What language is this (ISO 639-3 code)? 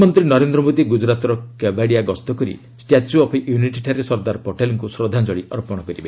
ori